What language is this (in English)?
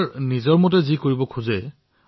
Assamese